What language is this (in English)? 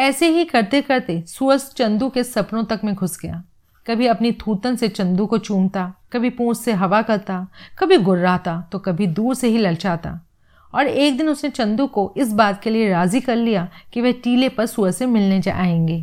Hindi